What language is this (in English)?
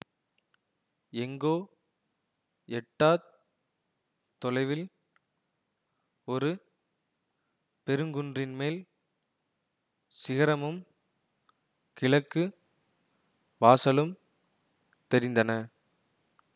Tamil